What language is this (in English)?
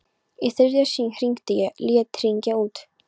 Icelandic